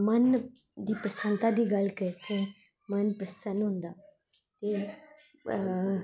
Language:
Dogri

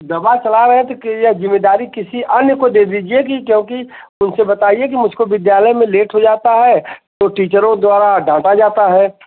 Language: Hindi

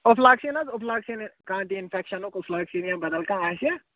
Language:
Kashmiri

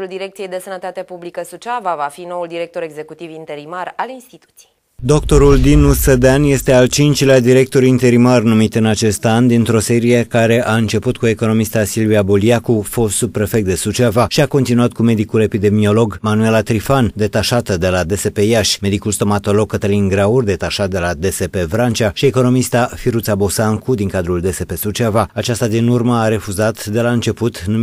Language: Romanian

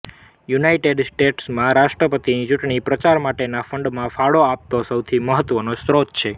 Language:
Gujarati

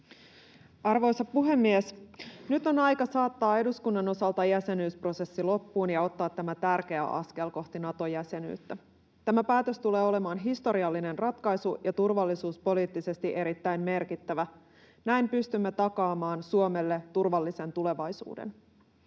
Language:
Finnish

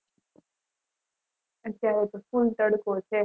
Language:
Gujarati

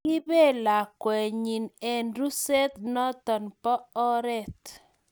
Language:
Kalenjin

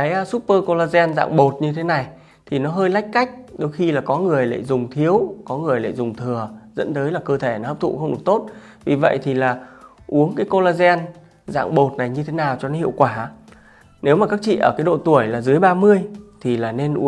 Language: Vietnamese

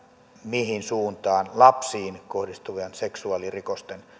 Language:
Finnish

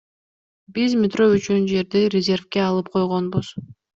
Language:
Kyrgyz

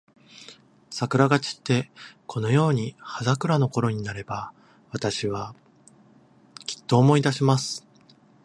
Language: Japanese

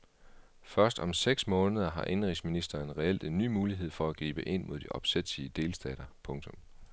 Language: Danish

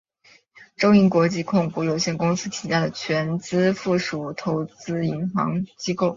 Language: Chinese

